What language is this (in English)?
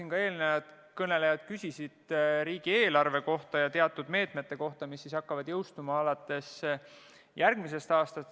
Estonian